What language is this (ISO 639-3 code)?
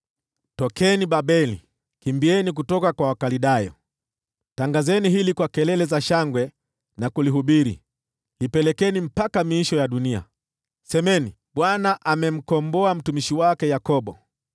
swa